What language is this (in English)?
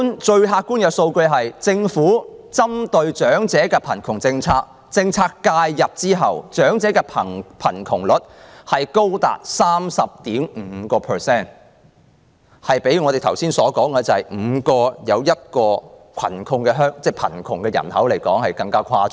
Cantonese